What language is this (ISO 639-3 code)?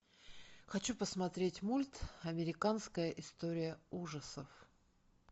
rus